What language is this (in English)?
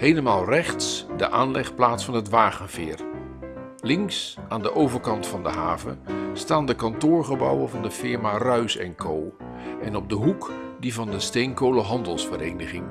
Dutch